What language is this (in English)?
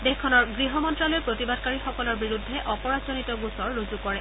Assamese